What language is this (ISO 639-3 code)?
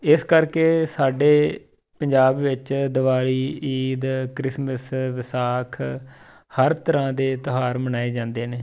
pan